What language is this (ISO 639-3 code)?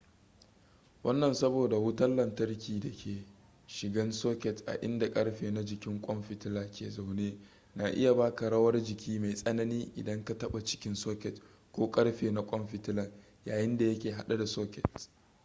hau